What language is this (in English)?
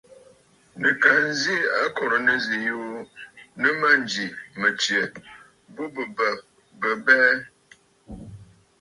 Bafut